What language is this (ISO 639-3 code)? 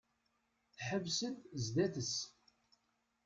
kab